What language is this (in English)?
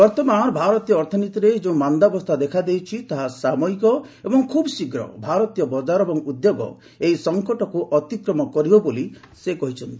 Odia